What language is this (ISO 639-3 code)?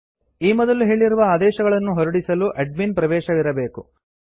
kan